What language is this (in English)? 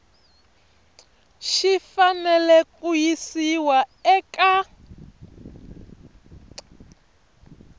Tsonga